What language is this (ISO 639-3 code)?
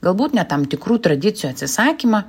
lit